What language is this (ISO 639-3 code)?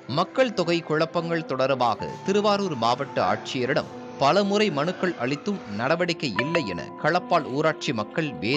tam